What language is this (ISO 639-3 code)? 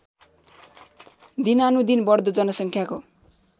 nep